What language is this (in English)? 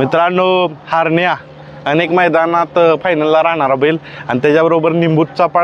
Romanian